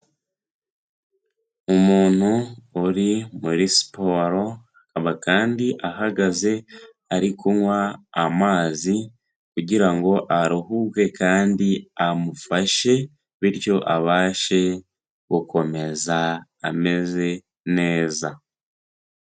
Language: Kinyarwanda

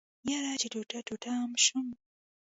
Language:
Pashto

